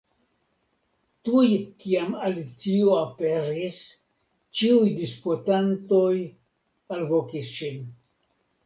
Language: Esperanto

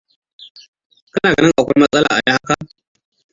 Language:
Hausa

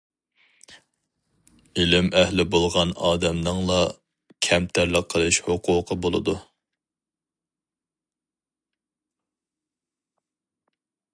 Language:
Uyghur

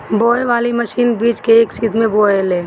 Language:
Bhojpuri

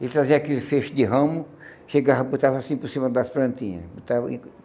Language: Portuguese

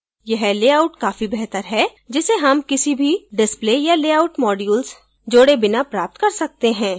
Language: Hindi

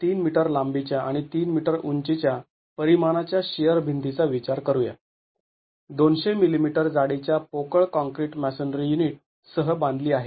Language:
Marathi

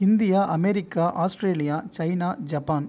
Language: Tamil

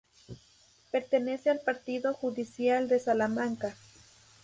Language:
Spanish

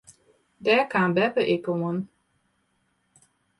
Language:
Western Frisian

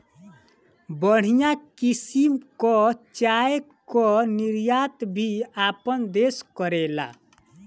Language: Bhojpuri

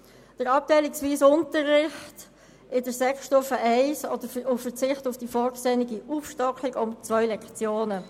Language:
Swiss German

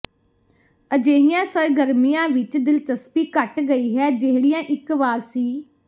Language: Punjabi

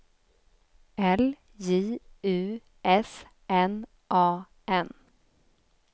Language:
Swedish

